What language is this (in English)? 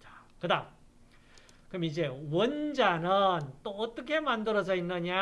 Korean